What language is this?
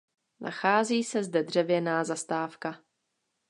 Czech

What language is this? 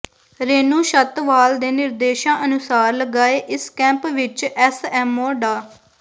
Punjabi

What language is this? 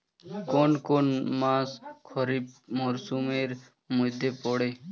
Bangla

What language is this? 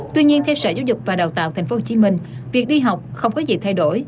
Vietnamese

